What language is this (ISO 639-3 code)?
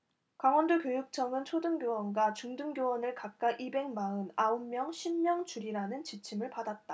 kor